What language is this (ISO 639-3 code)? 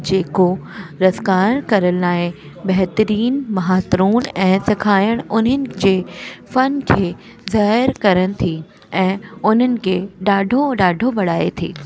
snd